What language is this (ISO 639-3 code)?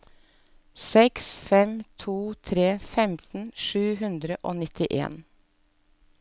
nor